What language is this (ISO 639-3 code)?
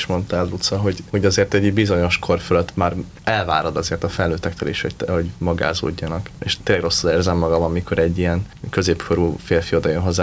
hun